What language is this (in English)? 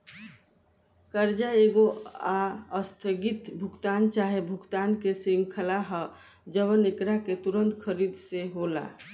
Bhojpuri